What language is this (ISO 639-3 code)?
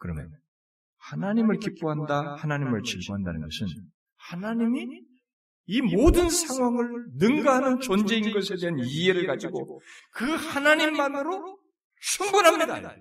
kor